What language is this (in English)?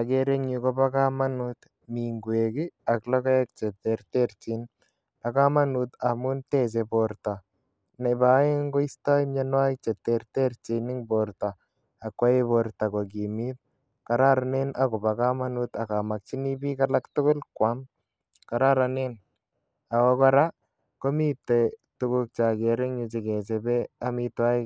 Kalenjin